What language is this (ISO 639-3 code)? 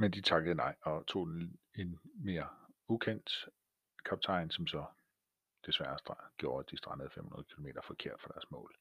dan